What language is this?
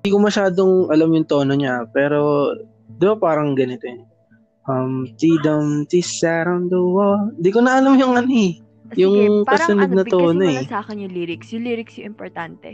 Filipino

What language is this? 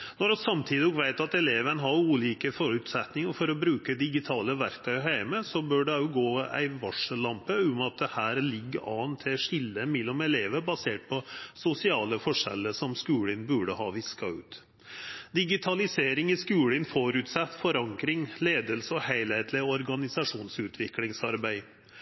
Norwegian Nynorsk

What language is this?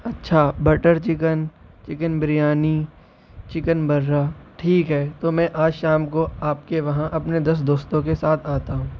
Urdu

